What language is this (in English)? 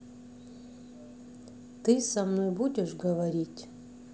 Russian